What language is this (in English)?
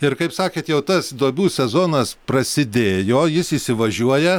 Lithuanian